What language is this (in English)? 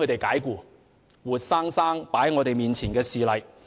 Cantonese